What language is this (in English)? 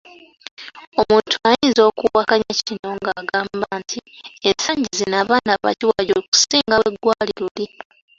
Ganda